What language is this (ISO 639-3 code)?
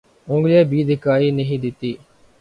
urd